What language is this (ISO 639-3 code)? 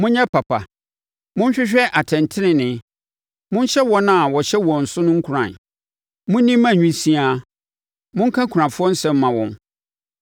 aka